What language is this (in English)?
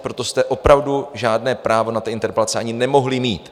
Czech